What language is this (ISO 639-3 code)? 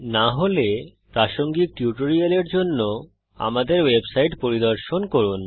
ben